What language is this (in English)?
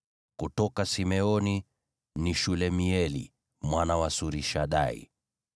Swahili